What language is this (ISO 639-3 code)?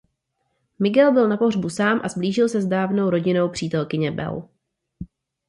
ces